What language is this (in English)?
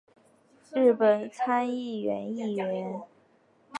Chinese